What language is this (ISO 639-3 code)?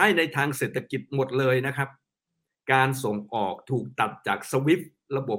tha